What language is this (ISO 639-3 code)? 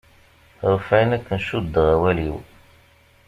kab